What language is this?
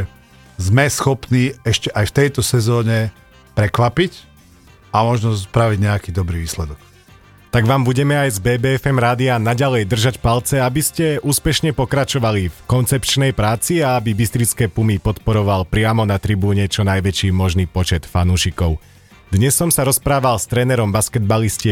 Slovak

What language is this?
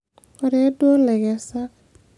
Masai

